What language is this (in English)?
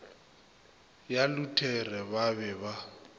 Northern Sotho